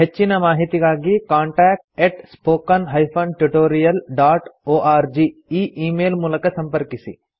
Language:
Kannada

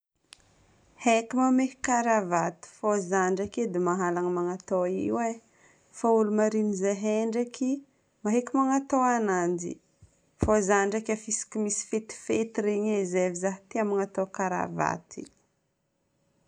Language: Northern Betsimisaraka Malagasy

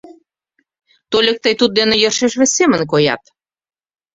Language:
Mari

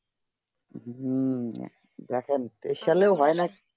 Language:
Bangla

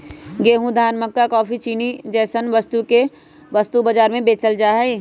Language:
Magahi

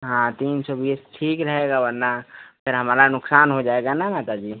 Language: Hindi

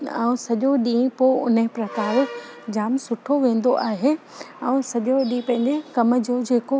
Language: Sindhi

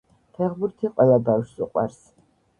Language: Georgian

